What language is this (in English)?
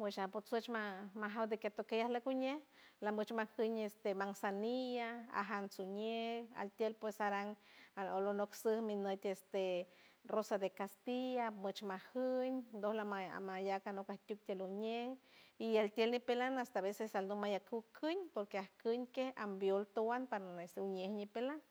San Francisco Del Mar Huave